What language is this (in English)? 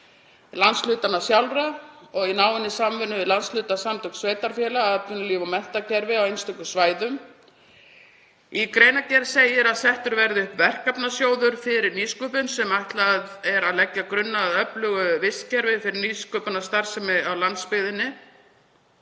Icelandic